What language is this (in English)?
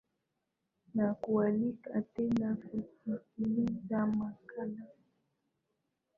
Swahili